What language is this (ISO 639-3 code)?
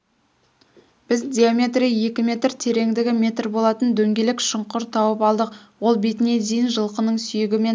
kaz